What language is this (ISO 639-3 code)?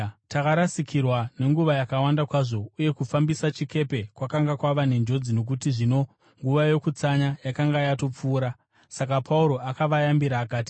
sna